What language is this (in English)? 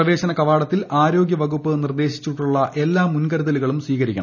Malayalam